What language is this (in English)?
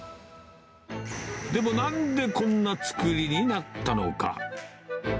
Japanese